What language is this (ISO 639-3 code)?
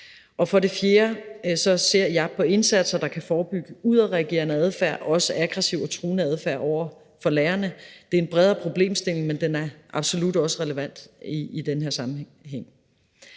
dan